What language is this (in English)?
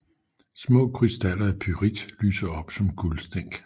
Danish